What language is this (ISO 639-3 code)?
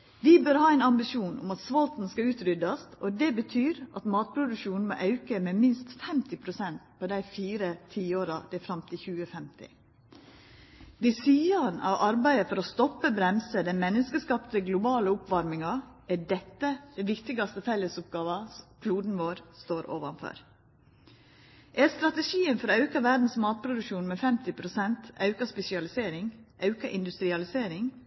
nno